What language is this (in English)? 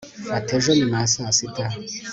Kinyarwanda